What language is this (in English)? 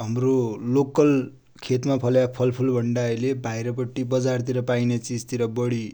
Dotyali